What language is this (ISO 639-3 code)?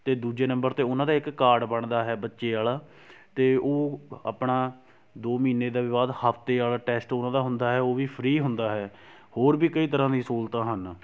pan